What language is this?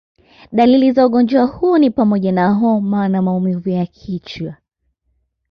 Swahili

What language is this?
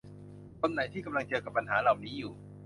Thai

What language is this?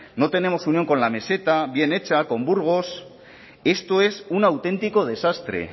Spanish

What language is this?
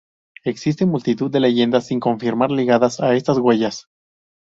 Spanish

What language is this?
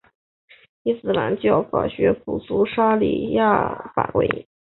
Chinese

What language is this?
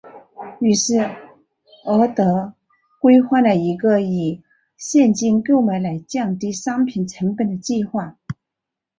Chinese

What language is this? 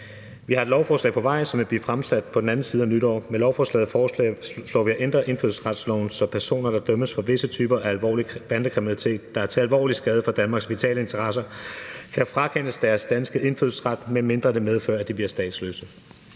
Danish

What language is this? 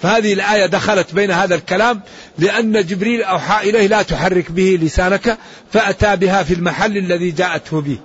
Arabic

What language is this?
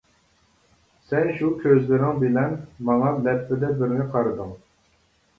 Uyghur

